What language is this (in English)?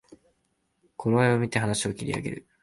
Japanese